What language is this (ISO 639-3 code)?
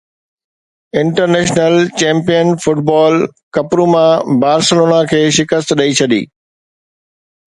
snd